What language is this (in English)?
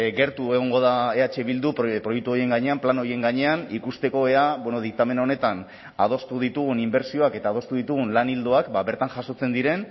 Basque